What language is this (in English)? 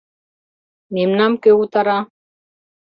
Mari